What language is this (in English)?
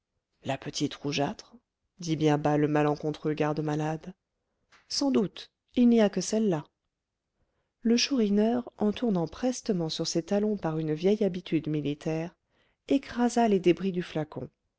French